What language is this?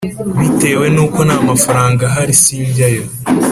Kinyarwanda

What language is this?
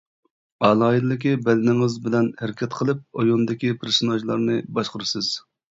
Uyghur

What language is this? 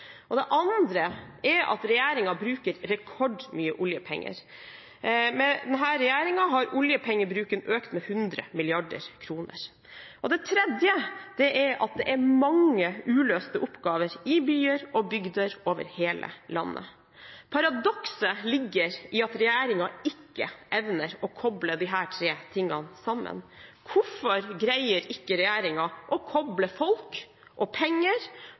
Norwegian Bokmål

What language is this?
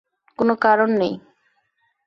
Bangla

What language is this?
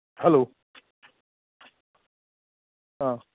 Maithili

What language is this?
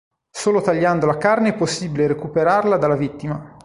Italian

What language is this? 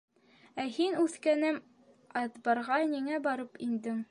Bashkir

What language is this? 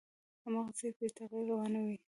Pashto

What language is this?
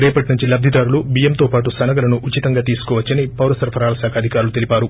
Telugu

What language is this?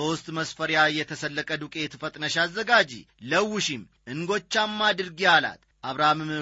Amharic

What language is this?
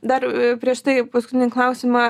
Lithuanian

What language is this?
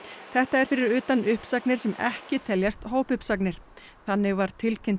Icelandic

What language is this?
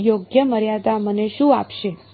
Gujarati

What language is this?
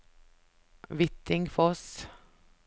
Norwegian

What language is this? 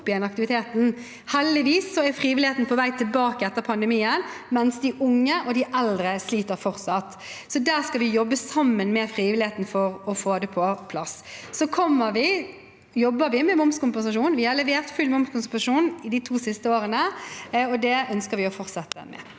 Norwegian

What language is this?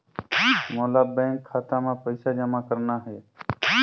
Chhattisgarhi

